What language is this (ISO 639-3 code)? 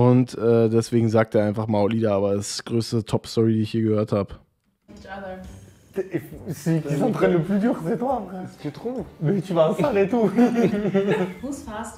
deu